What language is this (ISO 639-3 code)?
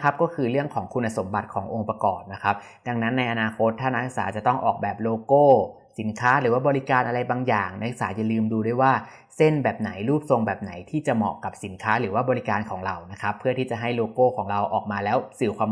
tha